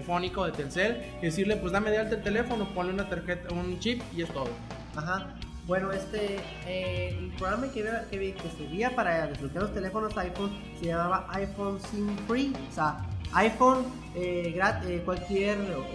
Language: Spanish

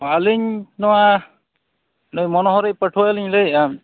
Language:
Santali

